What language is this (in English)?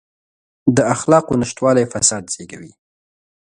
Pashto